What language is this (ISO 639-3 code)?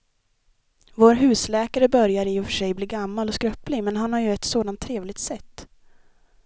swe